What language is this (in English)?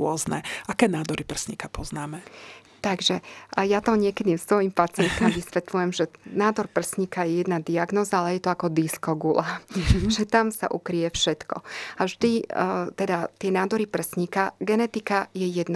Slovak